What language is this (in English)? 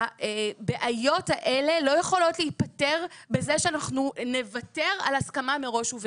Hebrew